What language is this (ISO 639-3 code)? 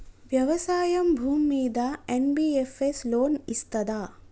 tel